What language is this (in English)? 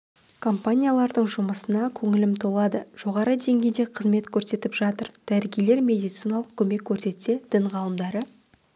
Kazakh